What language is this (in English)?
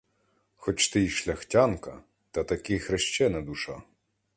Ukrainian